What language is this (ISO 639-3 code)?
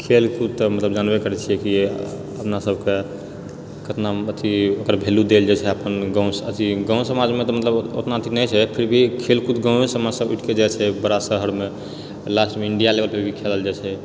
mai